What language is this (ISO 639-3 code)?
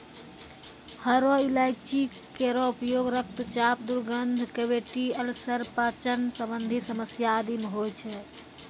mai